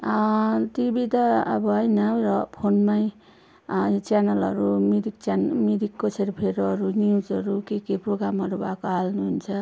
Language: Nepali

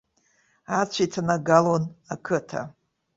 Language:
Abkhazian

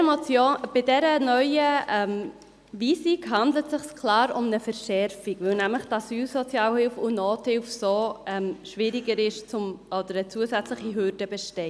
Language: Swiss German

